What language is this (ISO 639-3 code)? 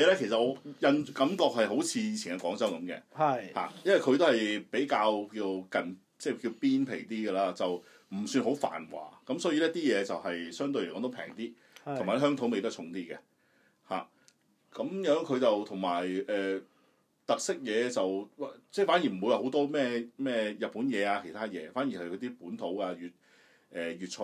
zho